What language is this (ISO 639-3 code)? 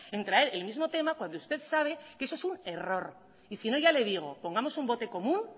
spa